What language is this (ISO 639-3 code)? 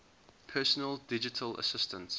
eng